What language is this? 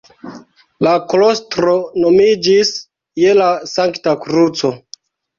Esperanto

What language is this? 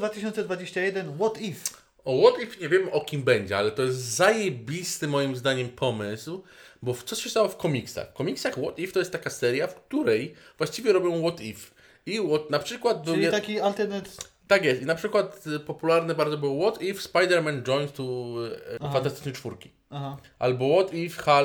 Polish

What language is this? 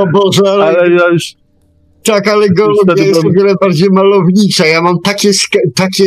Polish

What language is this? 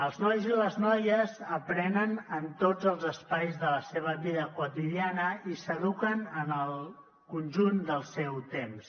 Catalan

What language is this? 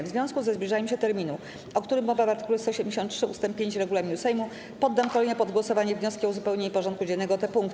Polish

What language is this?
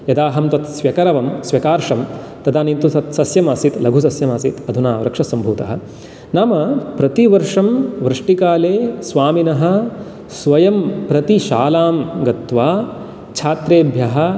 Sanskrit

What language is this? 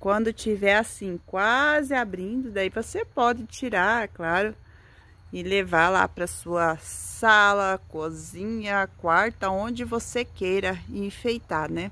Portuguese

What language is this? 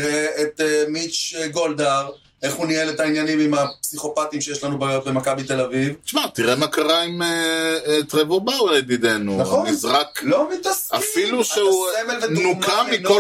Hebrew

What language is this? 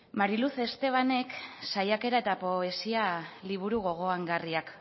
Basque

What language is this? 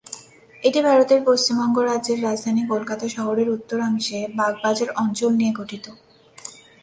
Bangla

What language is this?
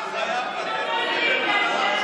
Hebrew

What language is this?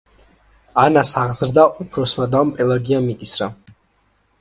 Georgian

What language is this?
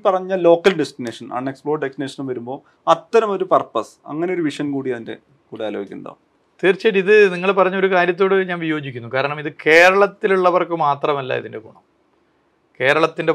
Malayalam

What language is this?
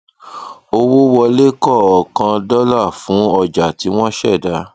Yoruba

